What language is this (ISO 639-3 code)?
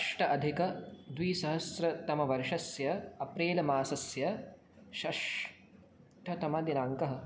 san